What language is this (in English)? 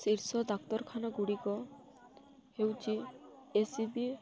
Odia